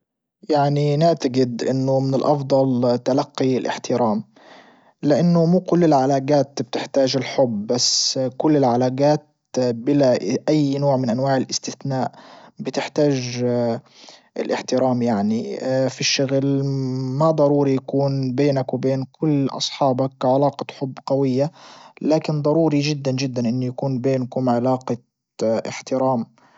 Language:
Libyan Arabic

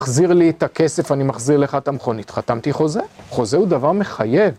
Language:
Hebrew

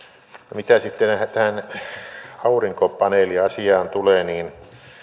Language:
Finnish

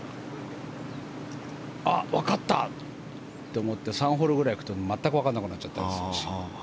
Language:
Japanese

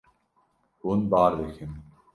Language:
Kurdish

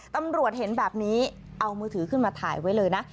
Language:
Thai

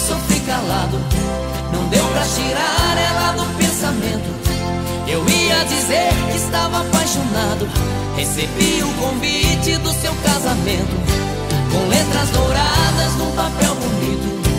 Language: Portuguese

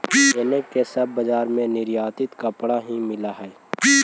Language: Magahi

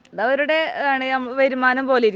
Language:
Malayalam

